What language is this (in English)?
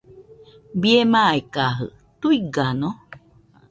Nüpode Huitoto